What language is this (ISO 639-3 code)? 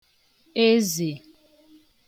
ibo